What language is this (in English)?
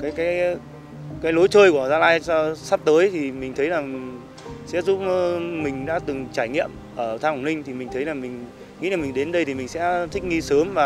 Vietnamese